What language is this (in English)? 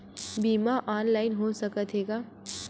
Chhattisgarhi